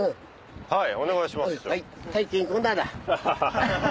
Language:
Japanese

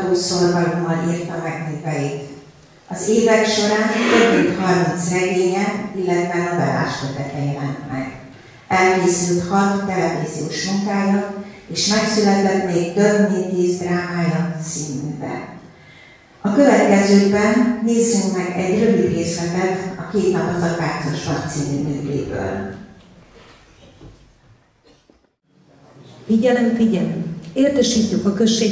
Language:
Hungarian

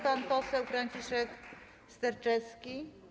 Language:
Polish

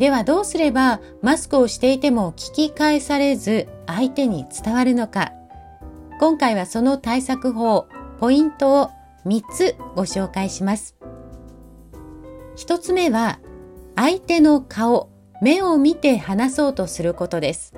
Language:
Japanese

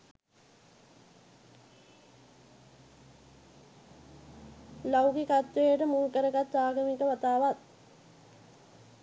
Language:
Sinhala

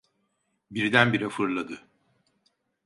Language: Turkish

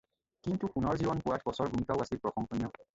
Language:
Assamese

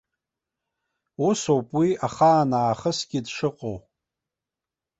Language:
Abkhazian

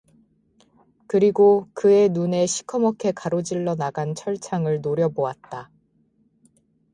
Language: Korean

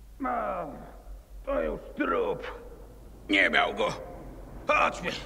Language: Polish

